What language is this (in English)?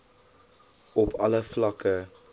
Afrikaans